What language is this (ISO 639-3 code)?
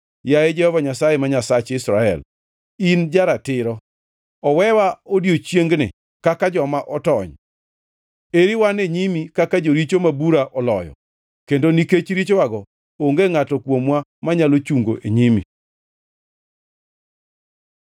luo